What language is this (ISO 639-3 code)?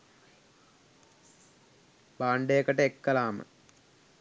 sin